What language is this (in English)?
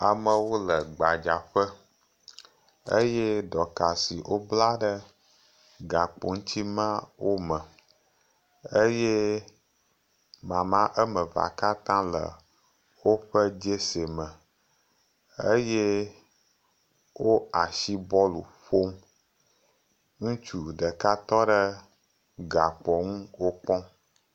Ewe